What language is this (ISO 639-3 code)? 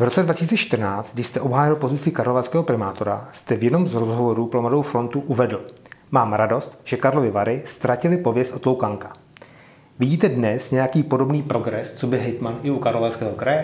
ces